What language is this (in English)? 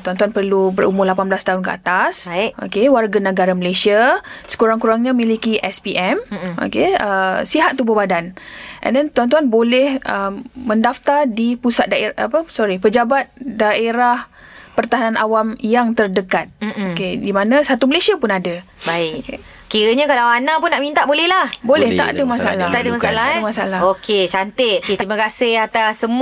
Malay